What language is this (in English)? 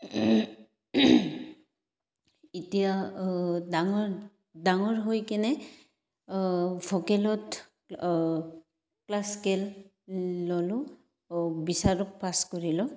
Assamese